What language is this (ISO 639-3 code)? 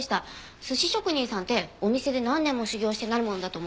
jpn